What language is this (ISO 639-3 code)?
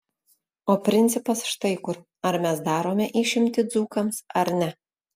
lit